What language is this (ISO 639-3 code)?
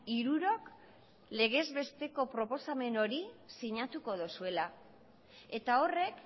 eus